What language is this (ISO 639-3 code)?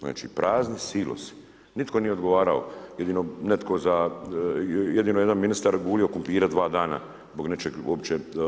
hrv